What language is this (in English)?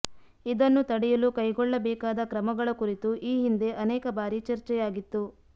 Kannada